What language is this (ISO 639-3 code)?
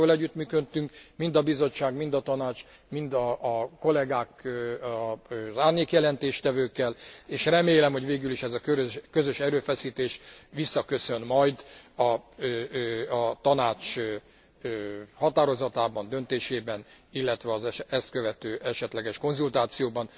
hun